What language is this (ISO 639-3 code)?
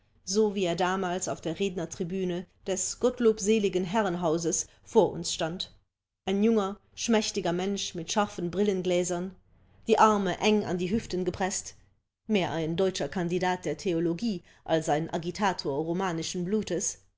deu